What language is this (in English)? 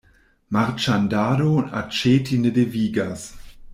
Esperanto